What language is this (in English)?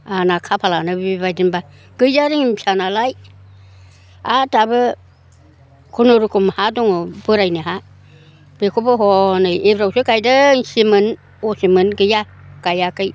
Bodo